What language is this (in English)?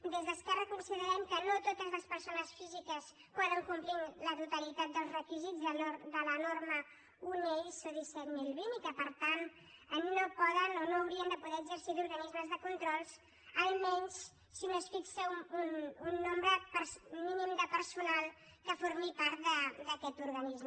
Catalan